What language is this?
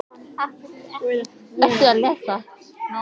Icelandic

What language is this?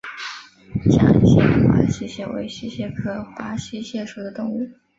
Chinese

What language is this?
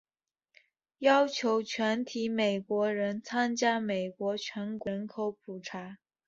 Chinese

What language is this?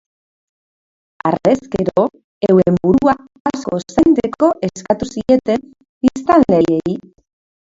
Basque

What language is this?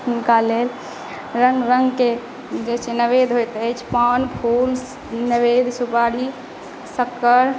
Maithili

